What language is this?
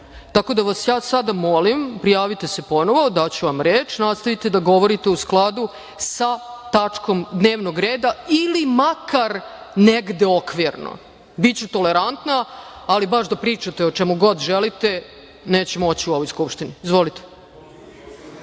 Serbian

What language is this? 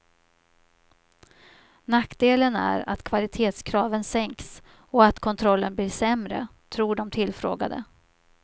Swedish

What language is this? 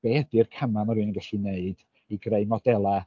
Welsh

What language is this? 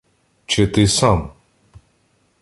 Ukrainian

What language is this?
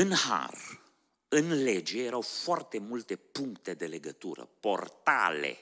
Romanian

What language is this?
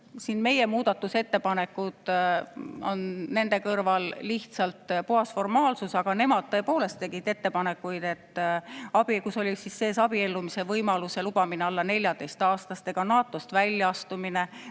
Estonian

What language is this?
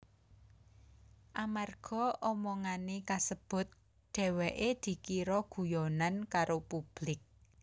Javanese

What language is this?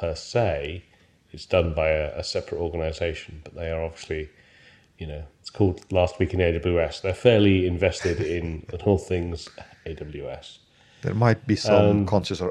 English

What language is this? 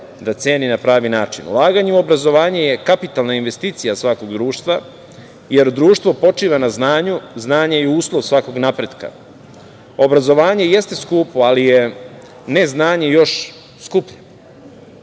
Serbian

